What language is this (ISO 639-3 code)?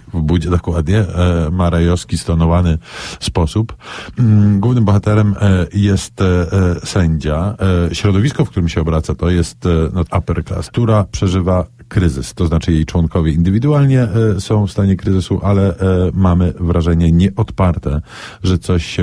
pol